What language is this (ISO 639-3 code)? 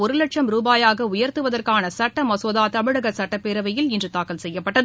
tam